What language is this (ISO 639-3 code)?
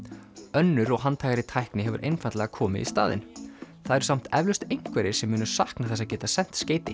isl